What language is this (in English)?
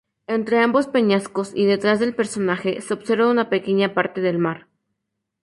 Spanish